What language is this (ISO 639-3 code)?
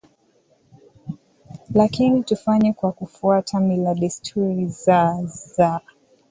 swa